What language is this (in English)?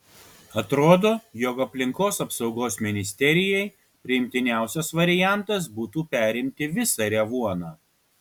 Lithuanian